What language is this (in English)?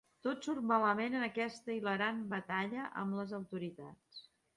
Catalan